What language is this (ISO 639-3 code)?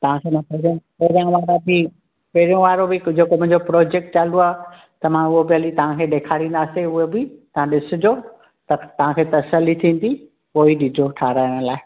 snd